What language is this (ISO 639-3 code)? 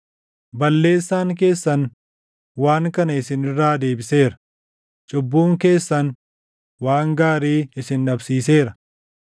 orm